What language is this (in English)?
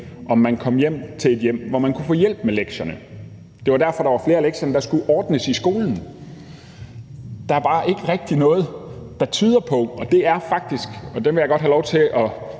Danish